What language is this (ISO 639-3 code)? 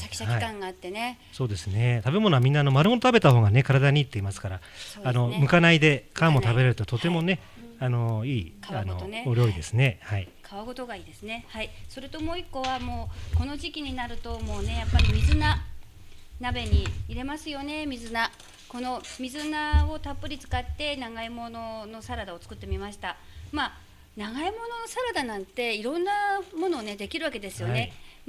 jpn